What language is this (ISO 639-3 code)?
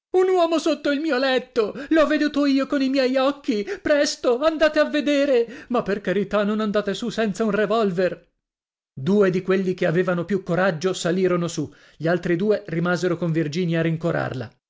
ita